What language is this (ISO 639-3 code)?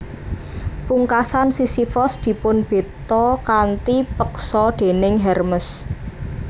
jav